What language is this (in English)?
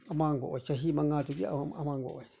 Manipuri